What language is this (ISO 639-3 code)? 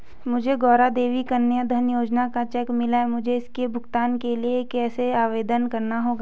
hin